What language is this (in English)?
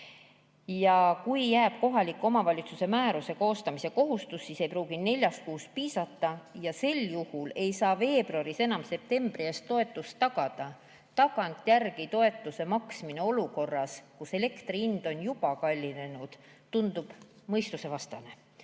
Estonian